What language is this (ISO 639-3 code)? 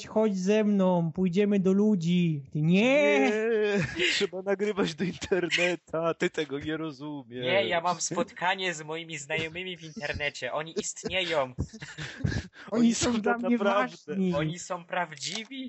pol